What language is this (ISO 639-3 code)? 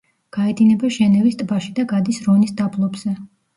kat